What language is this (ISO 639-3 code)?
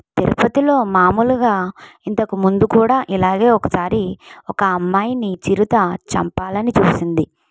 tel